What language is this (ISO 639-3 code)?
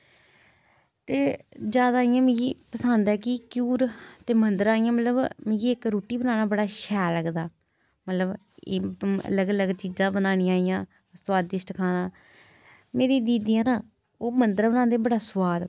doi